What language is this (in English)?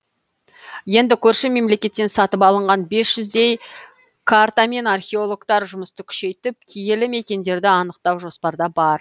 Kazakh